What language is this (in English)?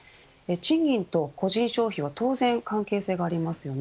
Japanese